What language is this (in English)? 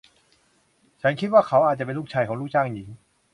Thai